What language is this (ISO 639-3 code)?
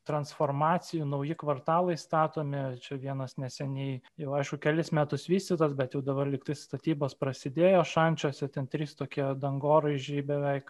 lit